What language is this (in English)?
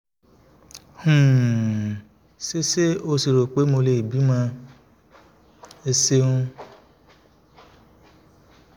Yoruba